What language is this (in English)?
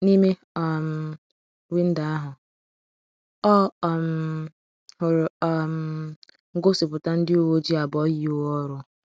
Igbo